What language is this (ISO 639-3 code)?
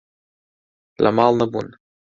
ckb